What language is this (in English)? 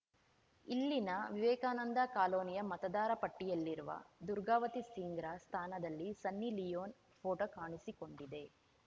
Kannada